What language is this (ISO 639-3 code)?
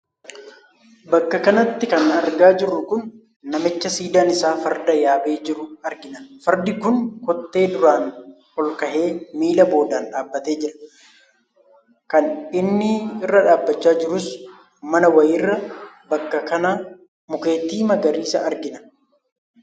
orm